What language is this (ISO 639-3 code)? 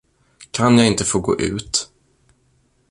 swe